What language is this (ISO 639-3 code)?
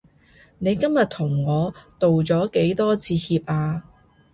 yue